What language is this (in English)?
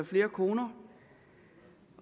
Danish